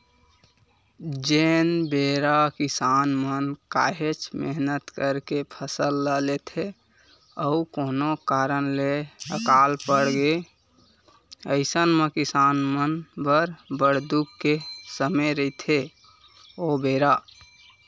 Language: Chhattisgarhi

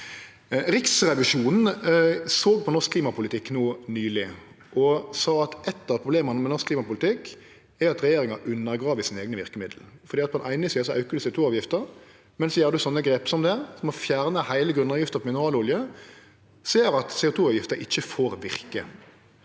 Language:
Norwegian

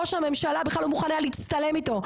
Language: Hebrew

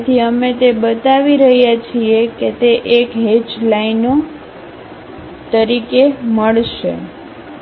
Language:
Gujarati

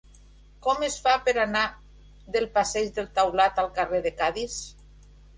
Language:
Catalan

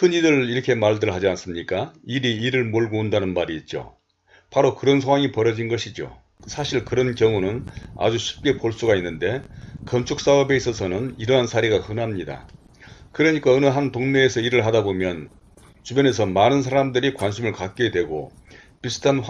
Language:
Korean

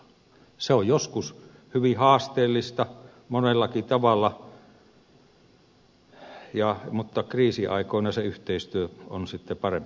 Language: Finnish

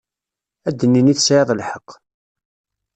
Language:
Kabyle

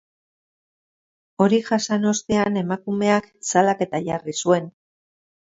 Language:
Basque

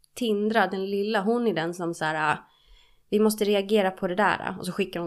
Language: Swedish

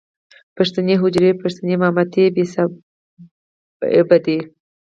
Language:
Pashto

